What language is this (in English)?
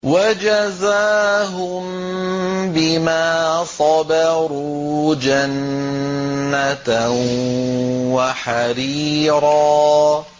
Arabic